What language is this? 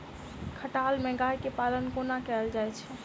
Maithili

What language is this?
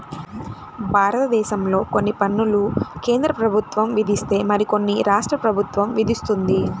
Telugu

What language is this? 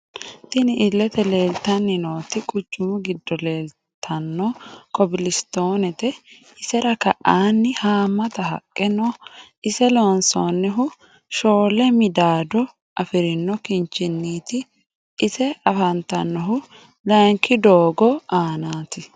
Sidamo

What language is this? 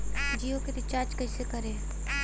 Bhojpuri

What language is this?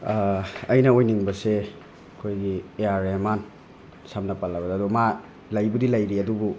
Manipuri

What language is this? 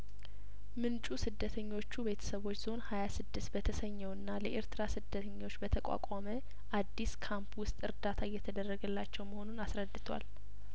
Amharic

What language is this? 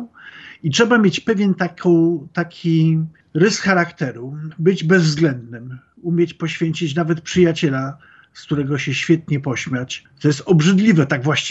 Polish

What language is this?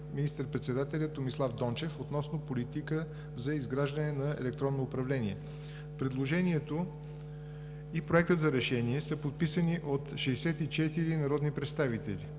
Bulgarian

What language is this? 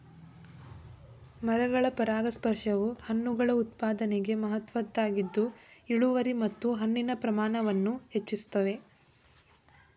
Kannada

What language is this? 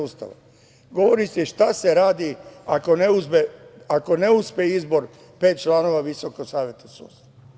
Serbian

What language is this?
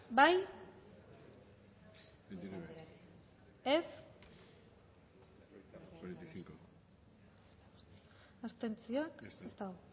Basque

